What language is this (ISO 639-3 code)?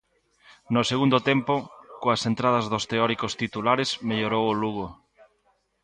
glg